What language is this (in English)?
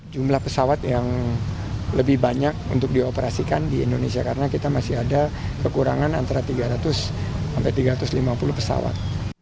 Indonesian